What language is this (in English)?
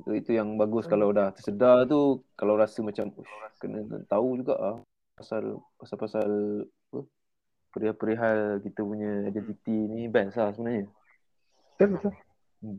Malay